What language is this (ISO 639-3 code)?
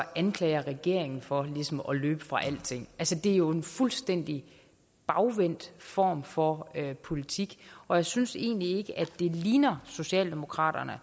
dan